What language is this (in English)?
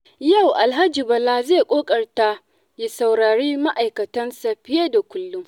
Hausa